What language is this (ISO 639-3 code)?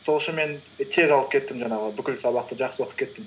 kaz